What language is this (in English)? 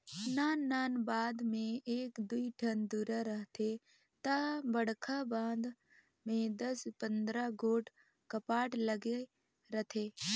Chhattisgarhi